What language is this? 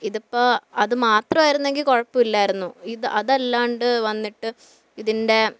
Malayalam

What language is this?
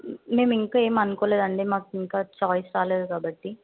Telugu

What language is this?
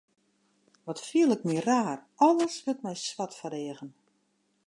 Western Frisian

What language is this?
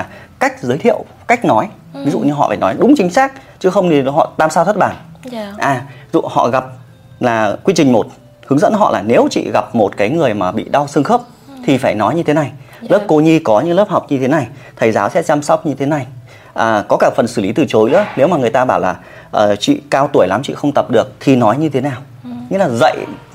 Vietnamese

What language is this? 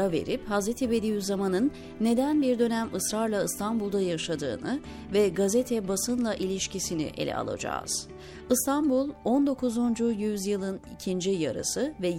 Turkish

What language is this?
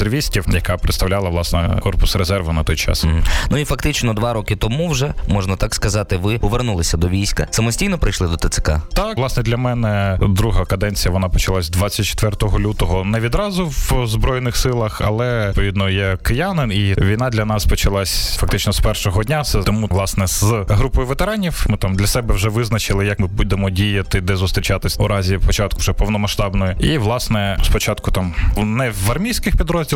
Ukrainian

